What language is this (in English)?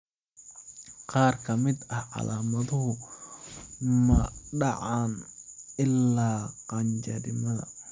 Somali